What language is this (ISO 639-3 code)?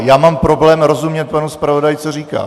ces